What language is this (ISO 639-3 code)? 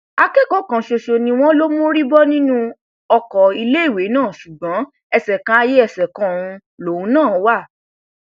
yor